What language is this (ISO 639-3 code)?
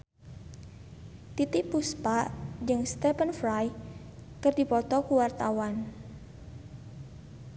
sun